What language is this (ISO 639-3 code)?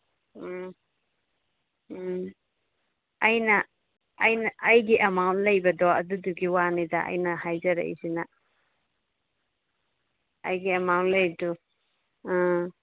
mni